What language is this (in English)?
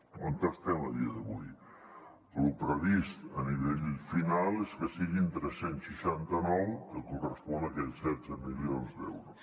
Catalan